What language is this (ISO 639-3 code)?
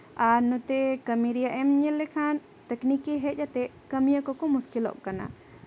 sat